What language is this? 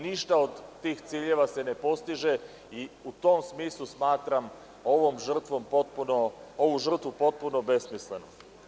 Serbian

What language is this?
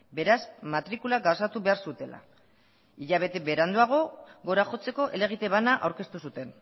Basque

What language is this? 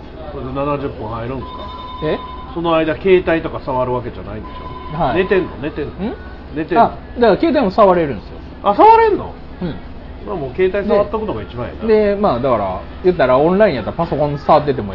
Japanese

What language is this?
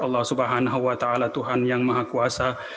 Indonesian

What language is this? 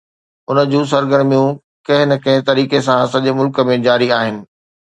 Sindhi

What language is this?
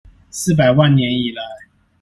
Chinese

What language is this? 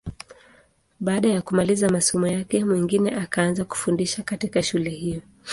Swahili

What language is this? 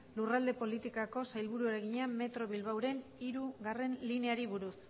Basque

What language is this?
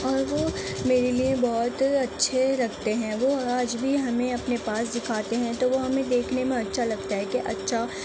Urdu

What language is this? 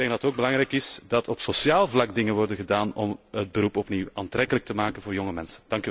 Dutch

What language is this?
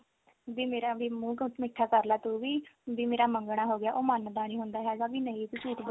Punjabi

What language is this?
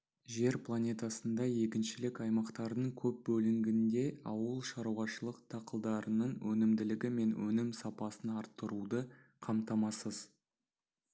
Kazakh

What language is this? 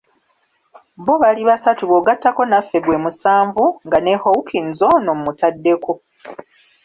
Ganda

